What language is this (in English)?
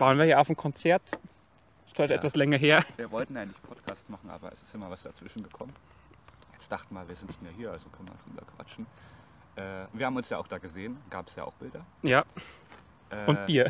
German